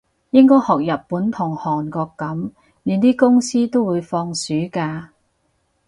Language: Cantonese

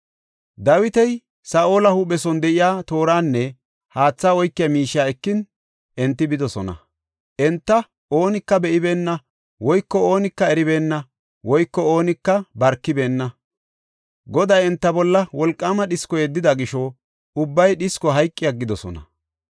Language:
Gofa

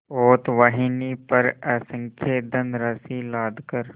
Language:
Hindi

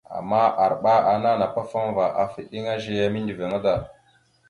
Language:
Mada (Cameroon)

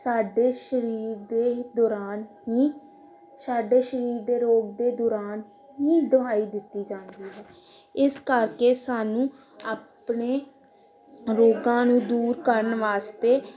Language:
Punjabi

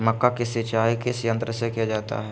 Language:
Magahi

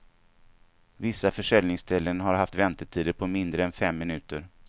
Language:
Swedish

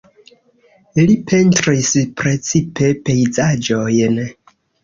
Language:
Esperanto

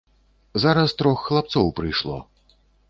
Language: Belarusian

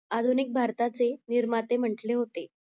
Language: Marathi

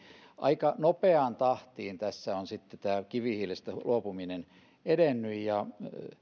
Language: Finnish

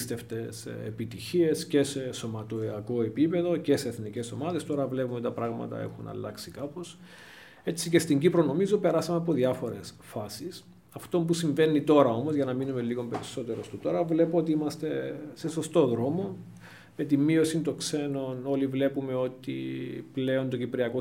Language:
Greek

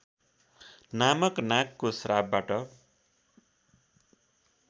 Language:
Nepali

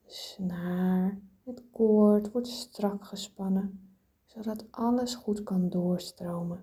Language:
Dutch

